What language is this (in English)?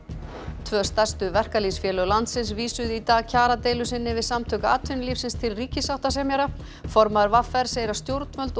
Icelandic